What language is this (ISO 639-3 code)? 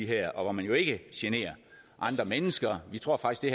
dan